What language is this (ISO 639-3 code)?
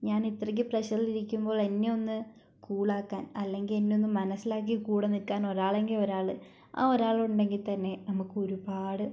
mal